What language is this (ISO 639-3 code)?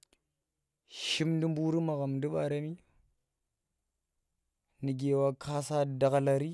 ttr